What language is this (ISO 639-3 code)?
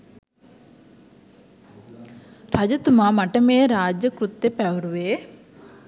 sin